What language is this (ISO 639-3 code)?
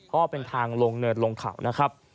tha